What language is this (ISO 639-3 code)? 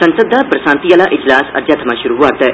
doi